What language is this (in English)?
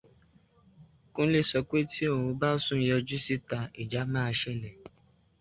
Yoruba